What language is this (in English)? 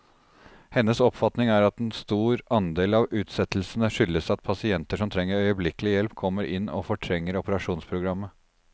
Norwegian